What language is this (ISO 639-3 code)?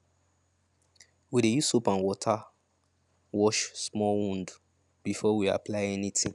pcm